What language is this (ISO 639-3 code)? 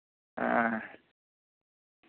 sat